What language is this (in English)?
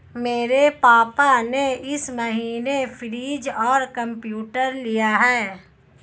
Hindi